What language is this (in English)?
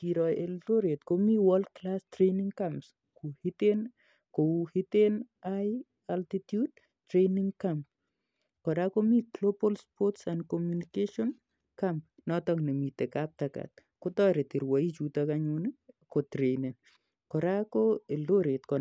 Kalenjin